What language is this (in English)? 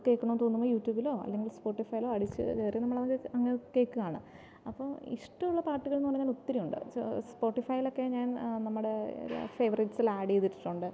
Malayalam